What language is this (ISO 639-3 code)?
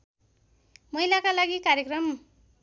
nep